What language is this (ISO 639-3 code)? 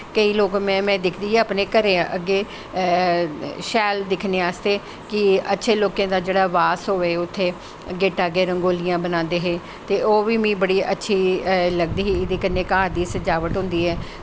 doi